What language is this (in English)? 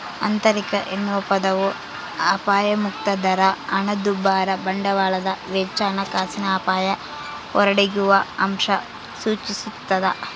Kannada